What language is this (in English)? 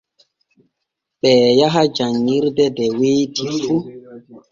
Borgu Fulfulde